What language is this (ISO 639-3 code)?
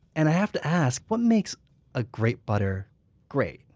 eng